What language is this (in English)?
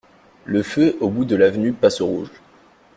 French